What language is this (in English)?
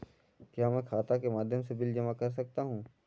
Hindi